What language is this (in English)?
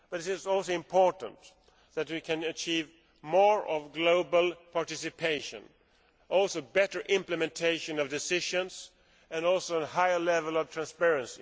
English